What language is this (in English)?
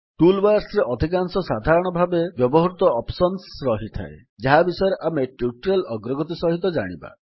Odia